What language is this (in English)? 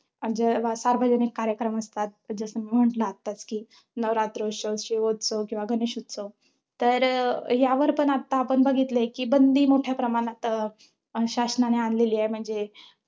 Marathi